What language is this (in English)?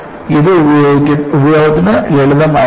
Malayalam